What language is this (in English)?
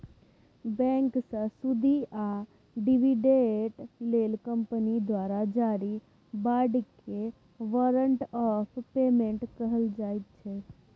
Maithili